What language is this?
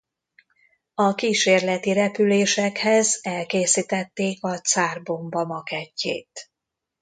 Hungarian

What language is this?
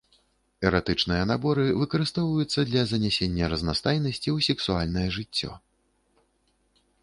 Belarusian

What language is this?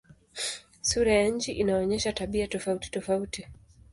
Swahili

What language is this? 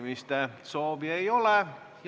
Estonian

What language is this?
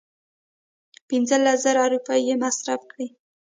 Pashto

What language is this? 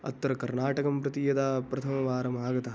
Sanskrit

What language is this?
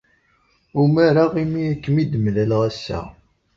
Kabyle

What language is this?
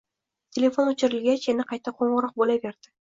Uzbek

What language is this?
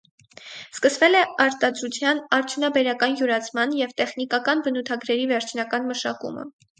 Armenian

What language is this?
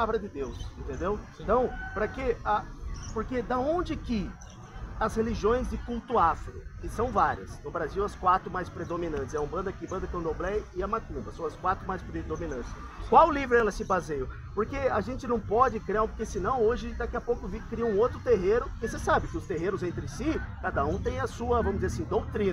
Portuguese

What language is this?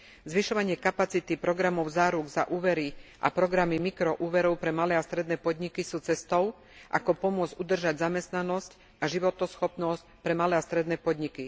Slovak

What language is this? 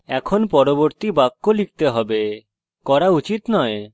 Bangla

